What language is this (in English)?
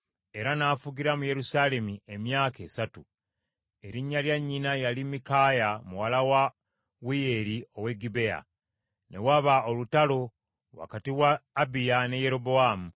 Ganda